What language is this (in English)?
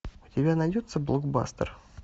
Russian